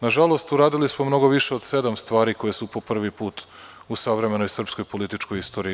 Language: Serbian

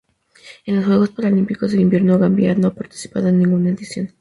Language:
Spanish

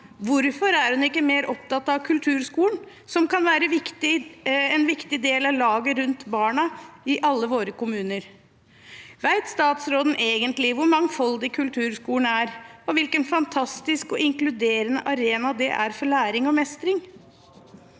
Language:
Norwegian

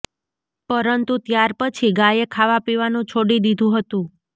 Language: Gujarati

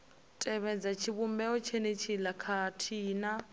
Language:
Venda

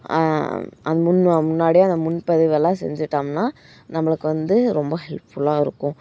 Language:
Tamil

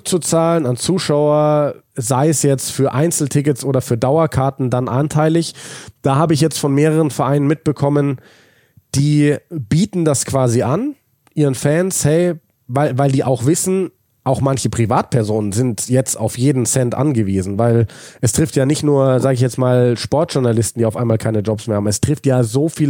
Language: German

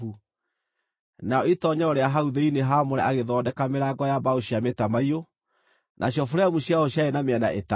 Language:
Kikuyu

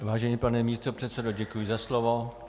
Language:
Czech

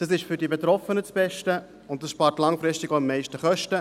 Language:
Swiss German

